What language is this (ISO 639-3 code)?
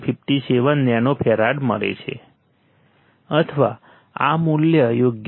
guj